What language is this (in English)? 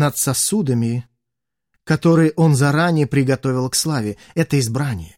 Russian